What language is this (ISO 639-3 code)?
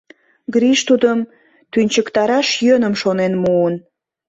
chm